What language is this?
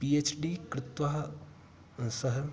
Sanskrit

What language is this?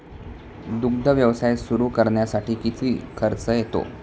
Marathi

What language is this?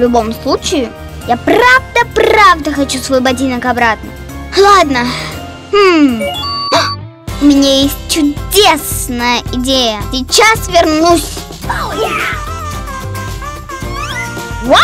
Russian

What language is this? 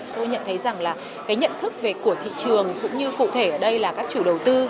Vietnamese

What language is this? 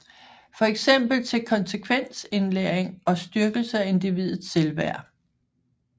Danish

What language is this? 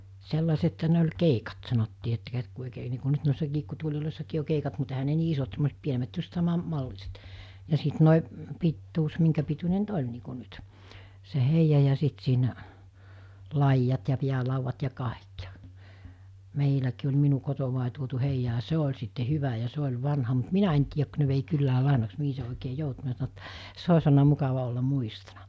Finnish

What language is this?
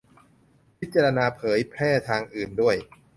Thai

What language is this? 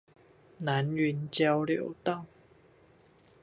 Chinese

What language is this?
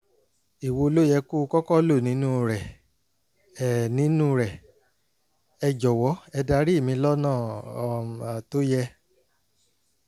Yoruba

